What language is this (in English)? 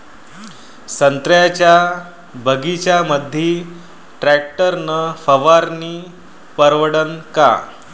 Marathi